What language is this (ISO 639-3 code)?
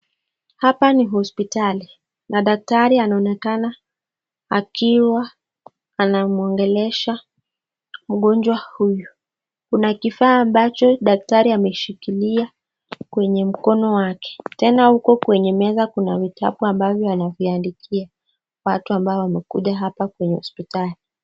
swa